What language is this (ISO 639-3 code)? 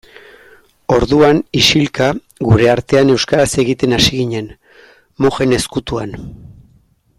eus